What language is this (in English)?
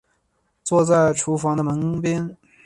Chinese